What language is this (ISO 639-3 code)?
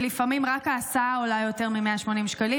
heb